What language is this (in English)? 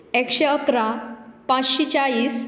Konkani